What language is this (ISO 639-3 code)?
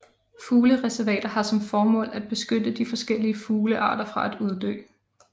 dan